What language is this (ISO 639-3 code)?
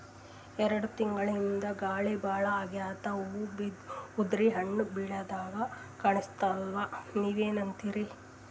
kan